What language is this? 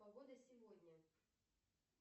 Russian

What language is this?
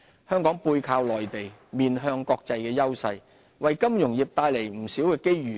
Cantonese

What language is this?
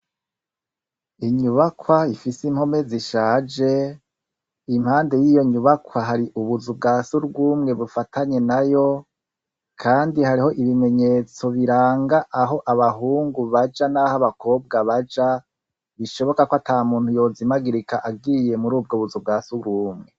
Rundi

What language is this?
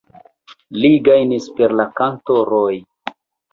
Esperanto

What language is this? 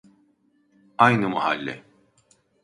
Turkish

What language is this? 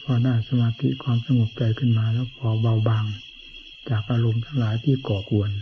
Thai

